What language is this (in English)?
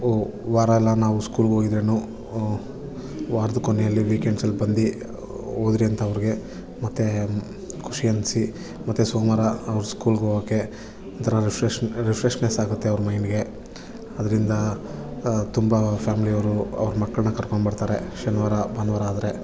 Kannada